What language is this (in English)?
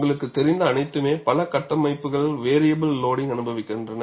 Tamil